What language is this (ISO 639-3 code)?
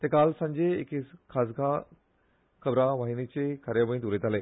kok